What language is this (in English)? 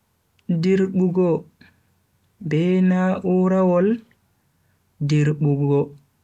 Bagirmi Fulfulde